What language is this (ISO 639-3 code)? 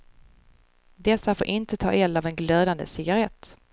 swe